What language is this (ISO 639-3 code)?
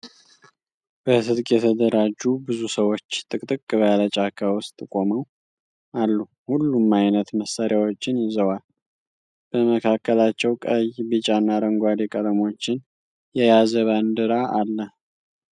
amh